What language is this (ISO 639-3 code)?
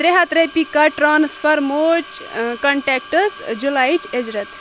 kas